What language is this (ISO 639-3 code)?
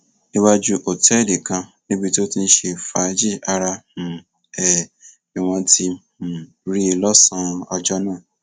yor